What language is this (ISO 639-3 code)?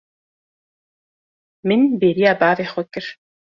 kur